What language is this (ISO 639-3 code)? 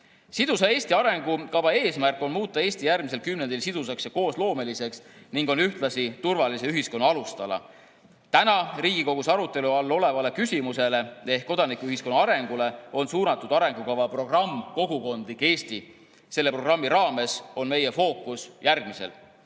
est